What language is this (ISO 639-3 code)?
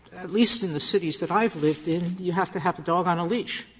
eng